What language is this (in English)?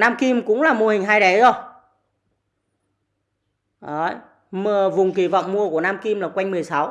Vietnamese